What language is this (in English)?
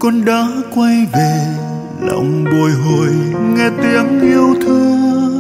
Vietnamese